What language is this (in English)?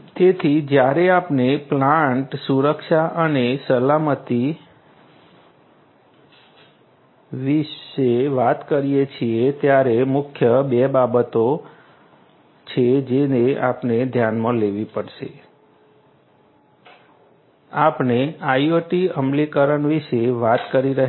Gujarati